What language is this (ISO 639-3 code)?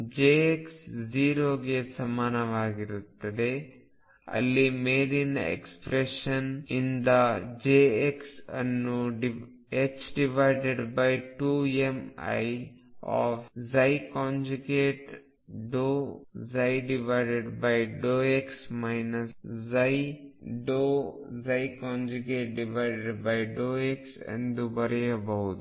kan